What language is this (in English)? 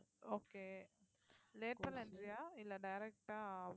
Tamil